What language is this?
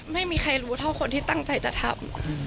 Thai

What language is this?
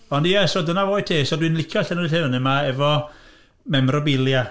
Welsh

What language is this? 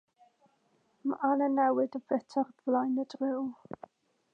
Welsh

